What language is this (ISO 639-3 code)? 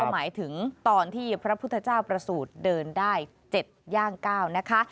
tha